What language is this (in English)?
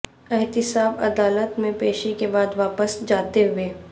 Urdu